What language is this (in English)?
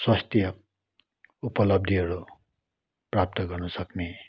Nepali